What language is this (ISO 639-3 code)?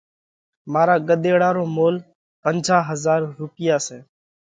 kvx